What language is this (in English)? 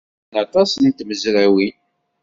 Kabyle